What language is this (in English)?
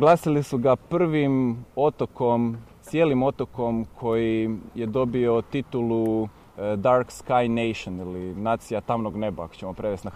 Croatian